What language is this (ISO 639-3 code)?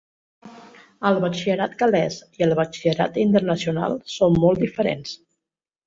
cat